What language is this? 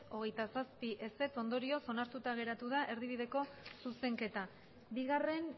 Basque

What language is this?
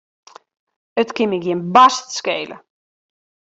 Western Frisian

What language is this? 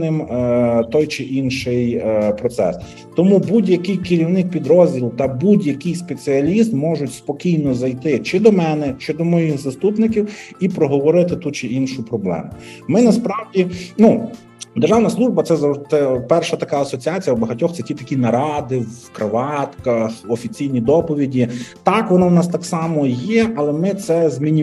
Ukrainian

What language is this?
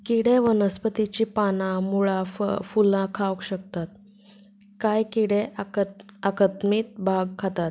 Konkani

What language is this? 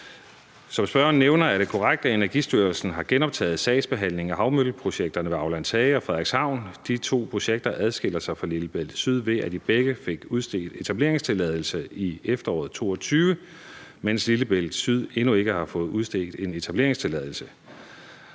Danish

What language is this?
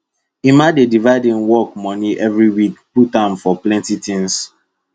Nigerian Pidgin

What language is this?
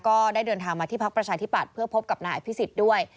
Thai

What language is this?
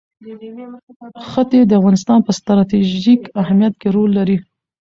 Pashto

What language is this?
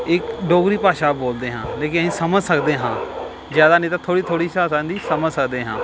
Punjabi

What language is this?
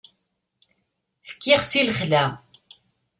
Kabyle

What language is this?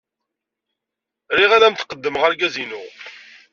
Kabyle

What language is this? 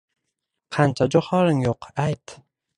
Uzbek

